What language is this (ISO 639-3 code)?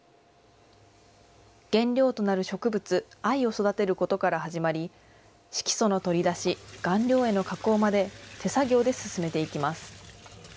jpn